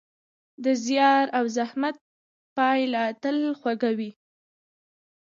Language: Pashto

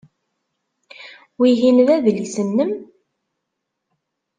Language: Kabyle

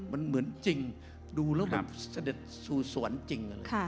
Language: Thai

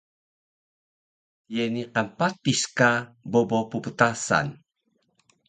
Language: Taroko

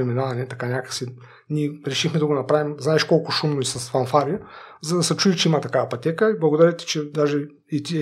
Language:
Bulgarian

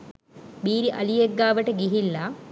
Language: Sinhala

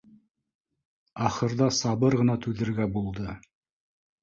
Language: Bashkir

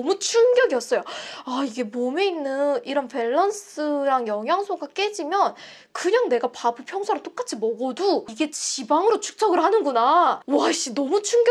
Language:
Korean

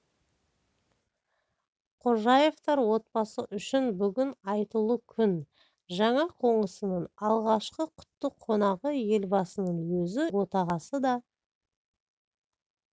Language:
Kazakh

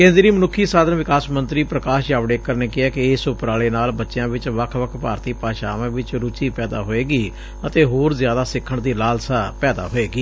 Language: Punjabi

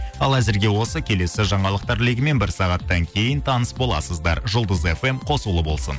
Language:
Kazakh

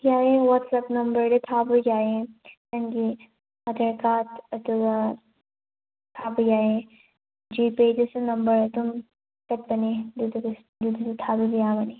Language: Manipuri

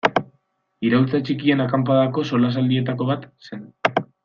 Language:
Basque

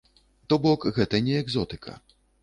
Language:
Belarusian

